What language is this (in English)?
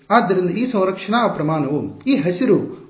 Kannada